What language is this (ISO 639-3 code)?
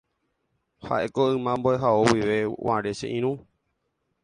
grn